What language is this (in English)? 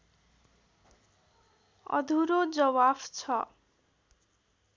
Nepali